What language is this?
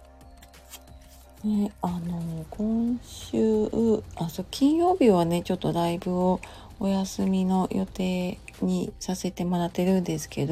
Japanese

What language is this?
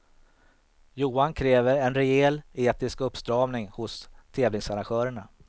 Swedish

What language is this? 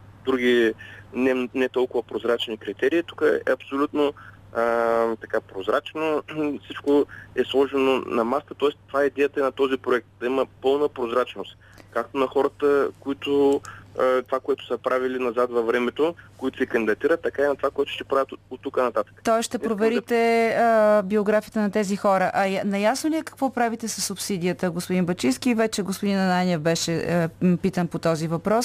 Bulgarian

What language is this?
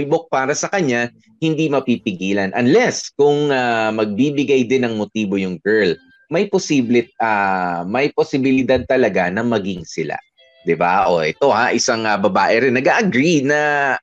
Filipino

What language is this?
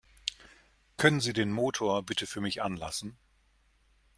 German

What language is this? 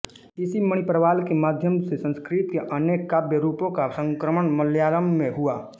Hindi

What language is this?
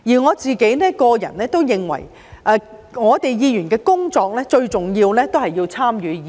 Cantonese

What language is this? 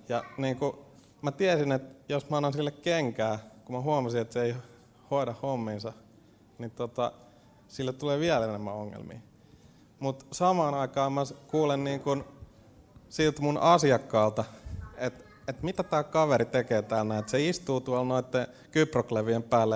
Finnish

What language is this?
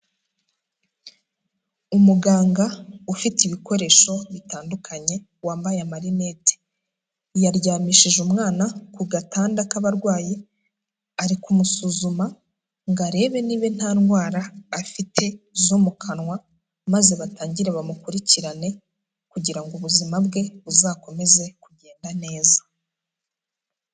Kinyarwanda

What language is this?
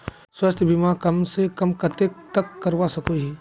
Magahi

